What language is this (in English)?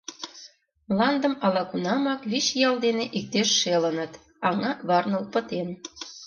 Mari